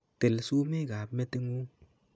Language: Kalenjin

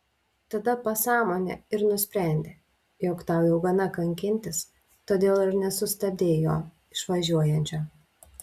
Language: Lithuanian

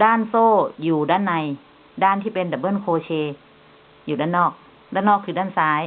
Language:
Thai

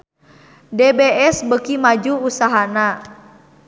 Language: Sundanese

